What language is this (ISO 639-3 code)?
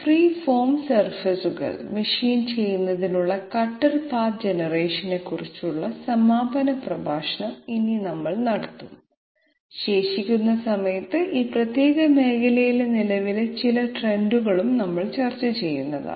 mal